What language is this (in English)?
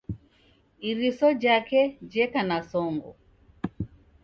Taita